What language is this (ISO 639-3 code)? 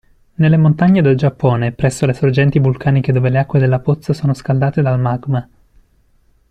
ita